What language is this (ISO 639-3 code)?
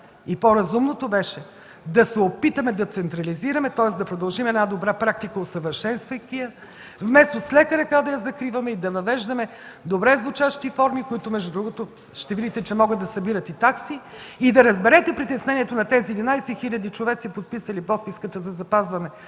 bul